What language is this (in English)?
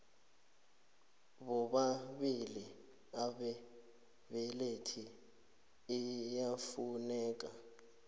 South Ndebele